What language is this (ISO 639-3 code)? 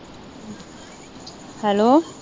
pan